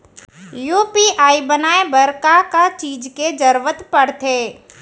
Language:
Chhattisgarhi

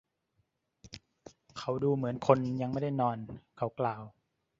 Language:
Thai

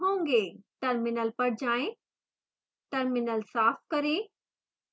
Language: Hindi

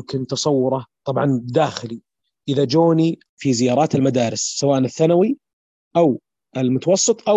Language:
Arabic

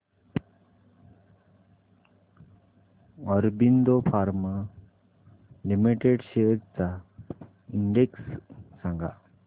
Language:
Marathi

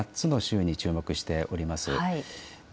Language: Japanese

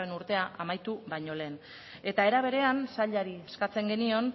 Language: Basque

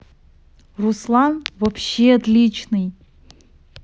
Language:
Russian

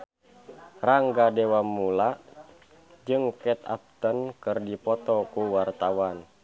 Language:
Sundanese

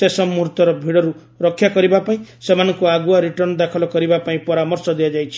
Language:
Odia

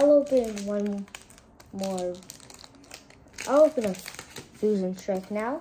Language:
English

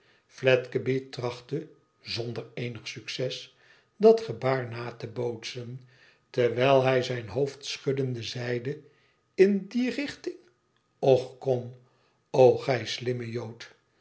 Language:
Dutch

